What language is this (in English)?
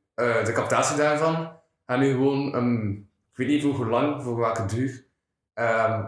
Dutch